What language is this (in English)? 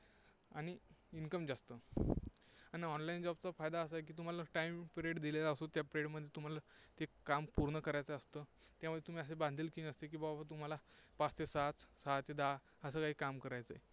Marathi